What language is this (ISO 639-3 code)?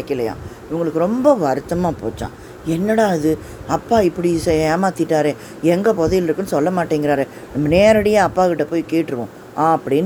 tam